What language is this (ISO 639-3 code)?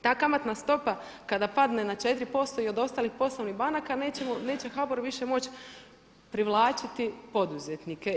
hrv